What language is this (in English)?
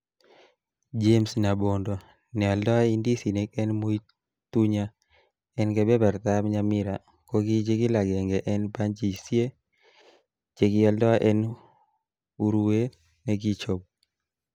Kalenjin